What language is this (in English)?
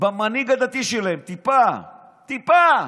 Hebrew